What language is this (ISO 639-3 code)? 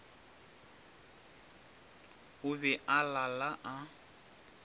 nso